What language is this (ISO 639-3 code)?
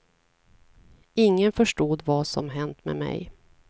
swe